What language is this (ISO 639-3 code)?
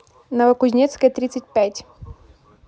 rus